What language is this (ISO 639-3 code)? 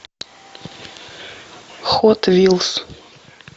rus